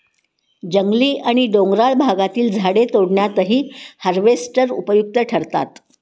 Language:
Marathi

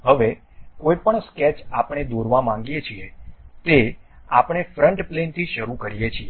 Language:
Gujarati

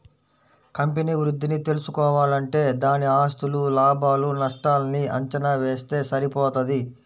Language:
Telugu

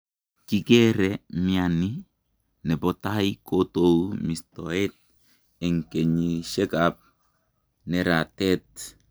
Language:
Kalenjin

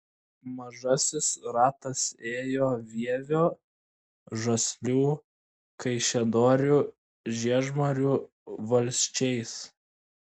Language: Lithuanian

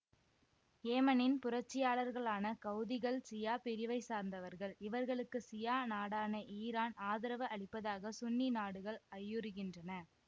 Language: Tamil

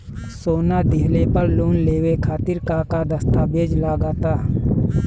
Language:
Bhojpuri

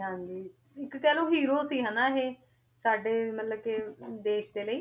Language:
Punjabi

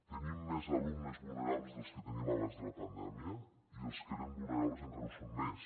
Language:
Catalan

